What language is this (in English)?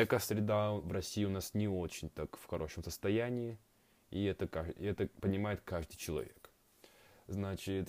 Russian